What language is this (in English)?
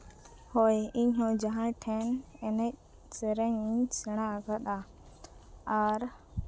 Santali